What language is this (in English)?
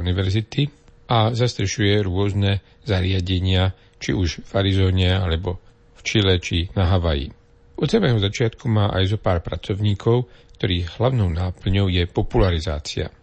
Slovak